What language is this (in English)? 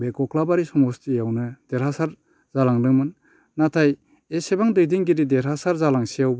Bodo